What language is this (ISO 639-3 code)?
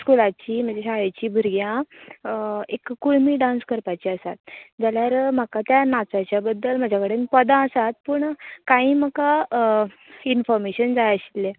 kok